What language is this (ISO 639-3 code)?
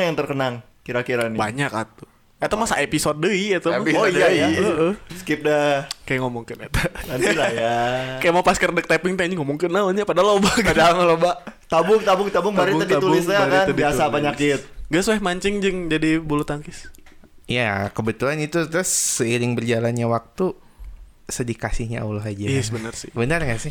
ind